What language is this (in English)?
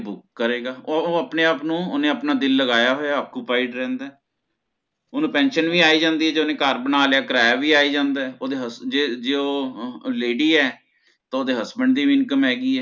Punjabi